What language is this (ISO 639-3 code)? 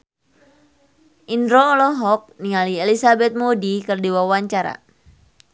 sun